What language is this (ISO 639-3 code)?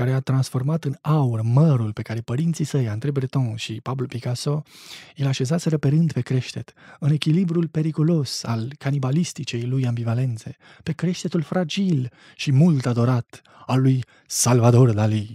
ron